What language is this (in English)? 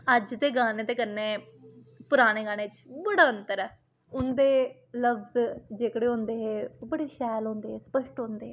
Dogri